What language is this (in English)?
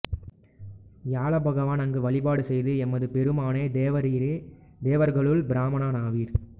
Tamil